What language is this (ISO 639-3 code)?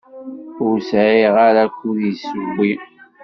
kab